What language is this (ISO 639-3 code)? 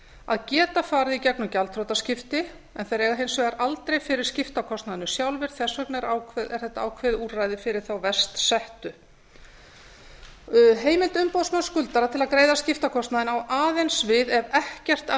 isl